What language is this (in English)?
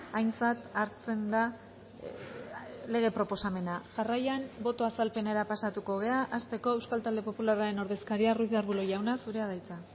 Basque